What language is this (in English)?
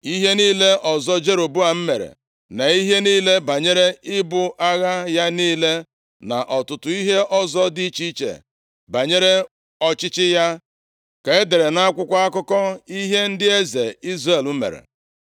Igbo